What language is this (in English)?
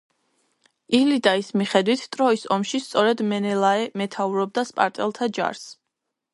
Georgian